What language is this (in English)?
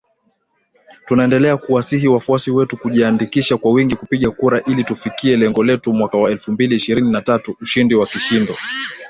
Swahili